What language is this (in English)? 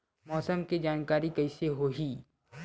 Chhattisgarhi